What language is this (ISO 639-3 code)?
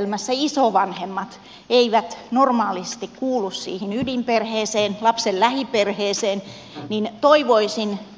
fin